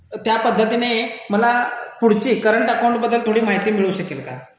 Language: Marathi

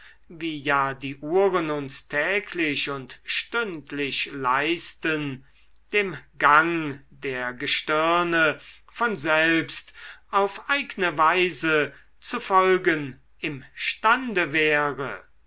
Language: German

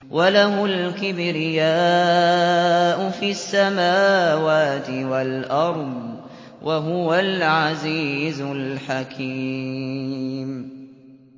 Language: Arabic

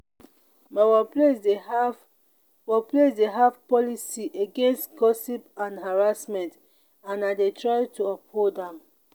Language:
Nigerian Pidgin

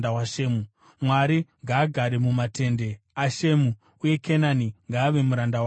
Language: Shona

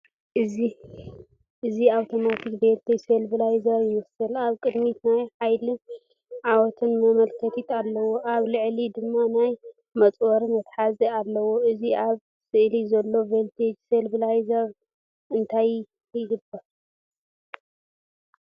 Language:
Tigrinya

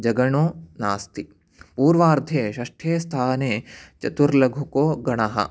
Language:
Sanskrit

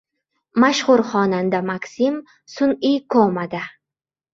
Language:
Uzbek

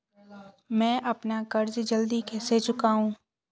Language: Hindi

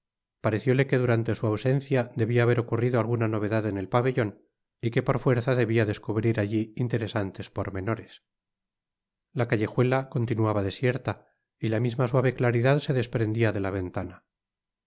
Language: Spanish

